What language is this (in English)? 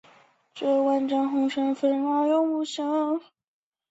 Chinese